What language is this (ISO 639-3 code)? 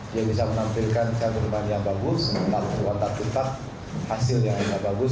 ind